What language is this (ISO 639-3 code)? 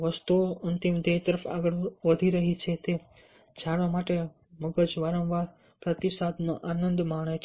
guj